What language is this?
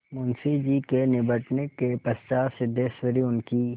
Hindi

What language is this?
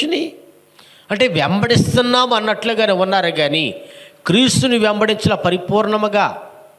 Telugu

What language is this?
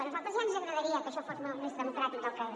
Catalan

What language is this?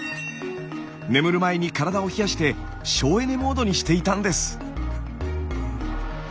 Japanese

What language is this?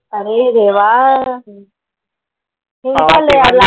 Marathi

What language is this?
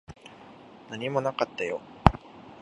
Japanese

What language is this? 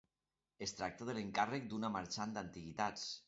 Catalan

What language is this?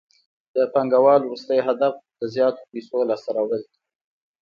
Pashto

